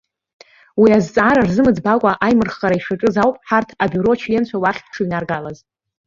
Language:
Abkhazian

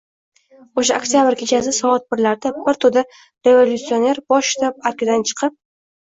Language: Uzbek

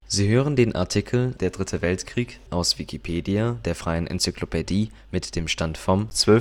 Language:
German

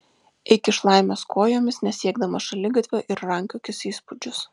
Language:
Lithuanian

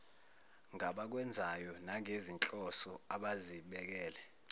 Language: Zulu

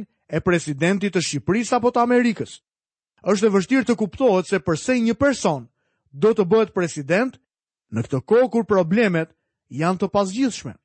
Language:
Croatian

